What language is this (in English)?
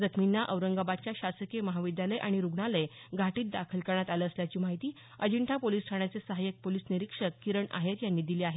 Marathi